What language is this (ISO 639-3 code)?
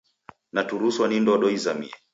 dav